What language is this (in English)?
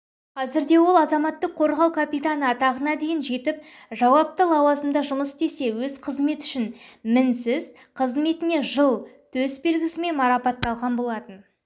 Kazakh